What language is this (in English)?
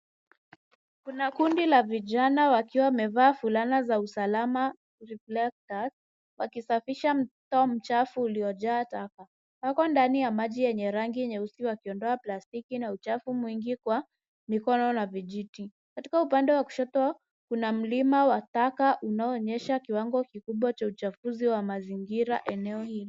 Swahili